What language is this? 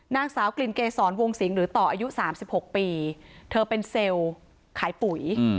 Thai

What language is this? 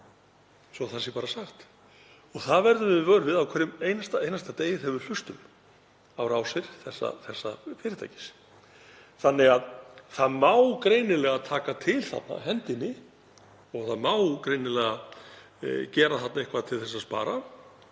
Icelandic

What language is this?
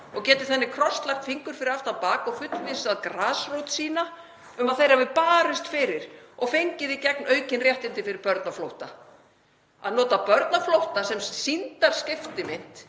Icelandic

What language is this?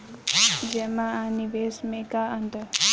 Bhojpuri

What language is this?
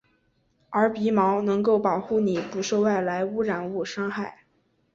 Chinese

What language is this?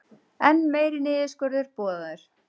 Icelandic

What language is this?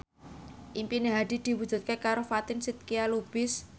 Javanese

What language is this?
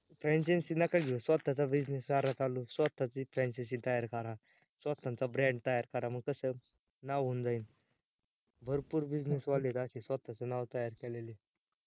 Marathi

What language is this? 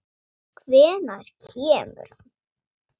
Icelandic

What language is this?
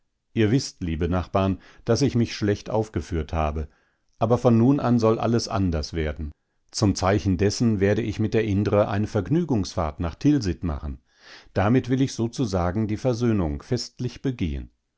German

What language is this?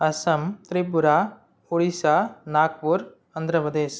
Sanskrit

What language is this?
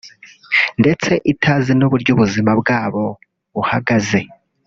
Kinyarwanda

